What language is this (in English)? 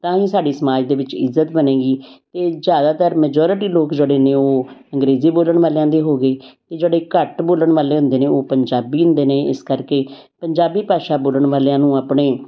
Punjabi